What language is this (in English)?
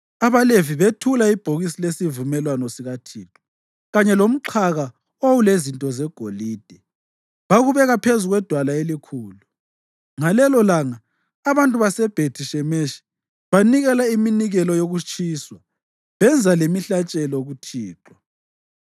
North Ndebele